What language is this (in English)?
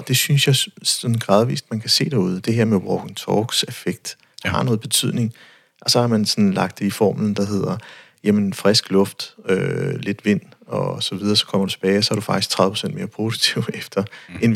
Danish